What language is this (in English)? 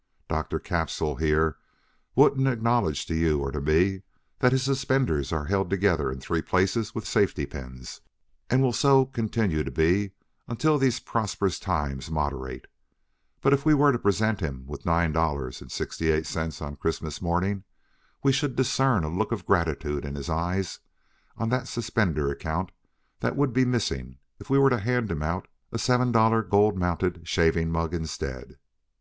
English